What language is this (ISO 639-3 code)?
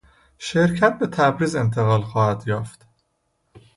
fas